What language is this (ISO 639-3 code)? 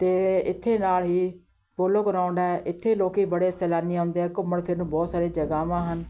pan